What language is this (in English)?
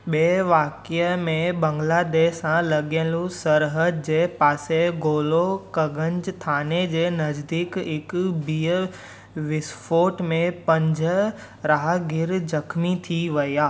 Sindhi